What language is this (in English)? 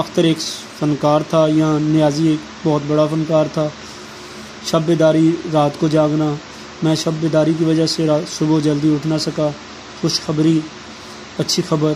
Hindi